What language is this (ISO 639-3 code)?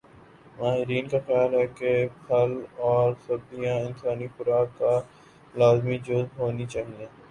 urd